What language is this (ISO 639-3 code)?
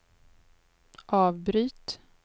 swe